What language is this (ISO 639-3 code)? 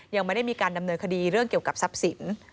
tha